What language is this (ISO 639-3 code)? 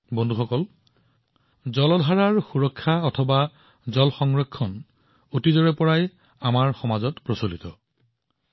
asm